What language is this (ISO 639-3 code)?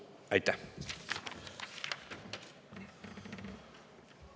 est